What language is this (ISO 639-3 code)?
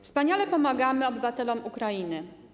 pol